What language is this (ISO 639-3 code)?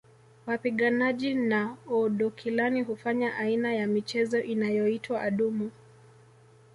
swa